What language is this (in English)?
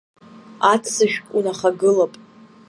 Abkhazian